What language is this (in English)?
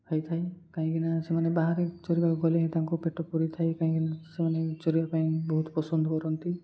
Odia